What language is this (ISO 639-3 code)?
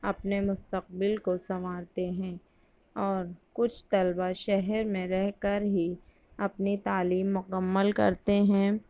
urd